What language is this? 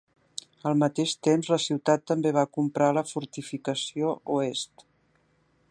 Catalan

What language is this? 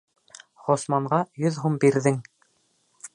Bashkir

